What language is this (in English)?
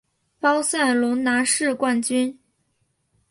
Chinese